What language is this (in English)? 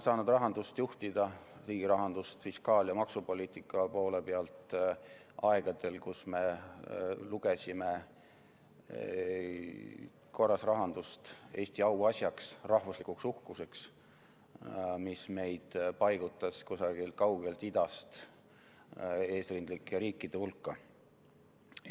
Estonian